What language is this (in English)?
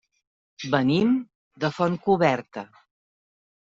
Catalan